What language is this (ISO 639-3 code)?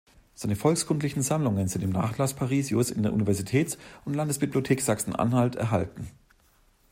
deu